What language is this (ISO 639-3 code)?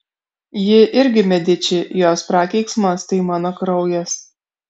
lit